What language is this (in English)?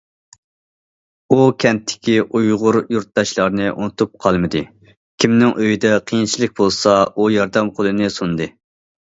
Uyghur